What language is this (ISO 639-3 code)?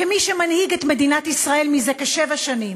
heb